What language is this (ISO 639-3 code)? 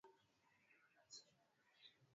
swa